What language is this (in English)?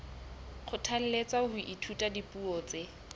Southern Sotho